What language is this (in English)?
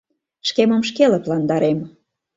Mari